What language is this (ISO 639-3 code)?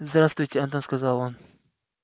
rus